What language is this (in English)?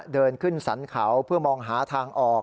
Thai